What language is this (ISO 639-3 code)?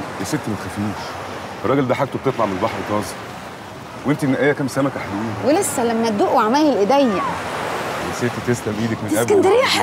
ara